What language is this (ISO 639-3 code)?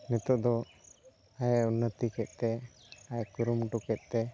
sat